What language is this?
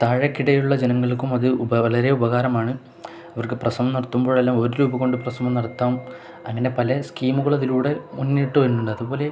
Malayalam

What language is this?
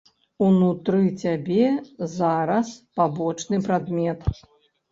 Belarusian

